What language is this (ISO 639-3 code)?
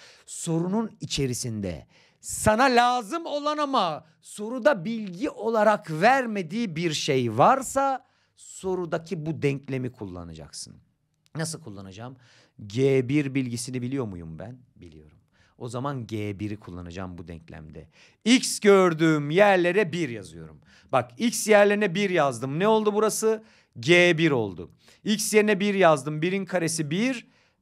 tur